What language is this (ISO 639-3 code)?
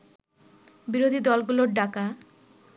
ben